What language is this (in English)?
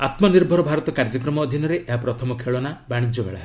Odia